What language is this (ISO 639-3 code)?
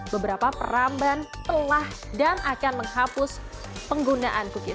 ind